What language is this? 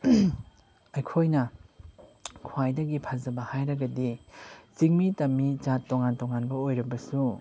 Manipuri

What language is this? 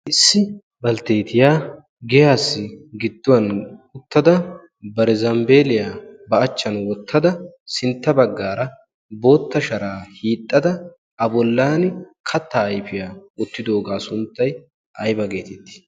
Wolaytta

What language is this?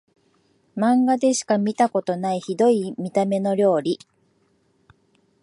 Japanese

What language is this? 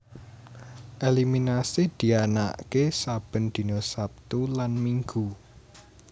Javanese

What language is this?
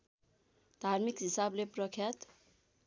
Nepali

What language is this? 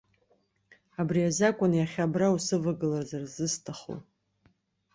Abkhazian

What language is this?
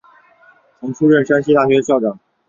Chinese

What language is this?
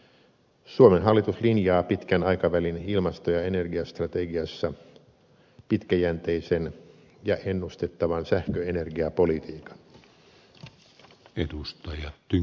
Finnish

